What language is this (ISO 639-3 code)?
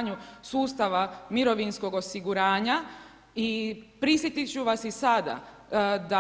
hrv